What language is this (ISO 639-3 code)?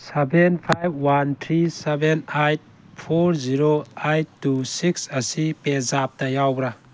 mni